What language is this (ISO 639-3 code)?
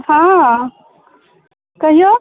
mai